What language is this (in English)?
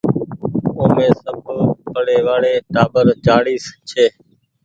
Goaria